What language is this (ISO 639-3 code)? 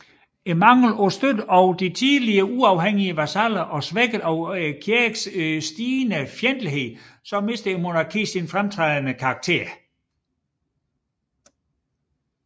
dan